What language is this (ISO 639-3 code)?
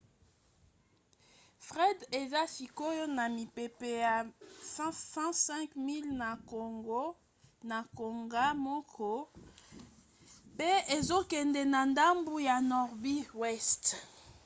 lin